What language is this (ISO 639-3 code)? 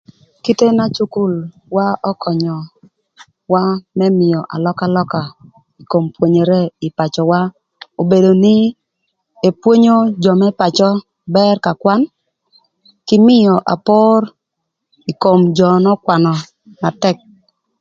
lth